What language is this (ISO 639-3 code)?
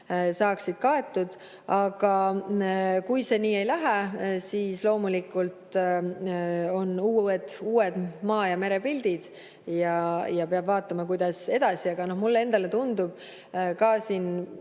est